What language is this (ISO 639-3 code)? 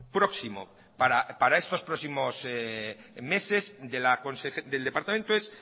spa